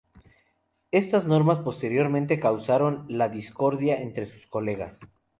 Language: Spanish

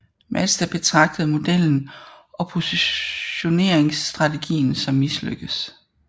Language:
Danish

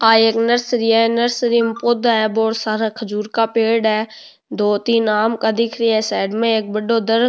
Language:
Rajasthani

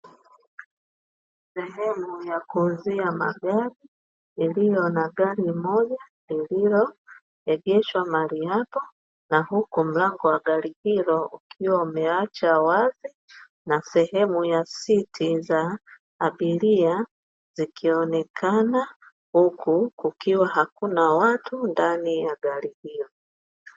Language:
Swahili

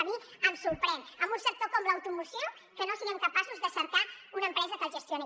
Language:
Catalan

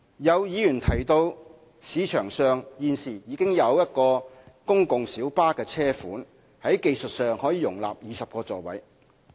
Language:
Cantonese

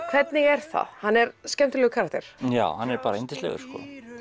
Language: Icelandic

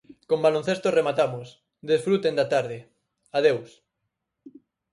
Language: Galician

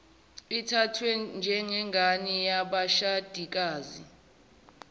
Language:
Zulu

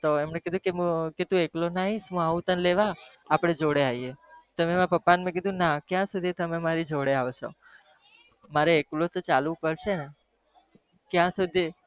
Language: Gujarati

